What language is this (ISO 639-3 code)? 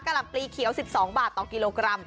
tha